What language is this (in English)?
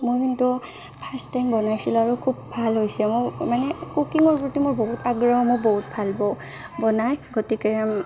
Assamese